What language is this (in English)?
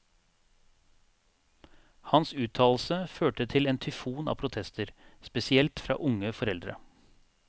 Norwegian